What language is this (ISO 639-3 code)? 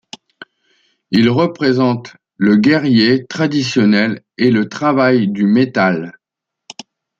fra